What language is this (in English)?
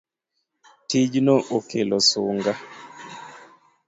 Luo (Kenya and Tanzania)